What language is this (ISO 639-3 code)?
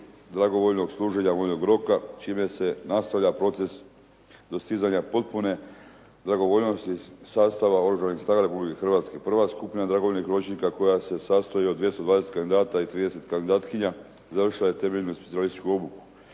hrv